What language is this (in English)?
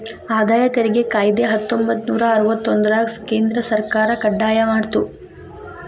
Kannada